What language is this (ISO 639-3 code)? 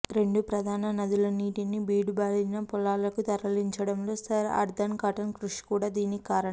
tel